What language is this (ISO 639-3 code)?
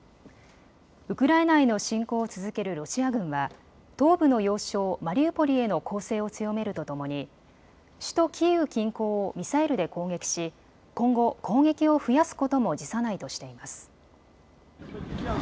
jpn